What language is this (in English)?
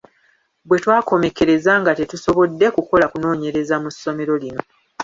Ganda